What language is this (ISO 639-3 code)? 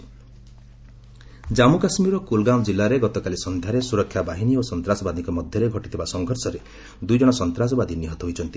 ori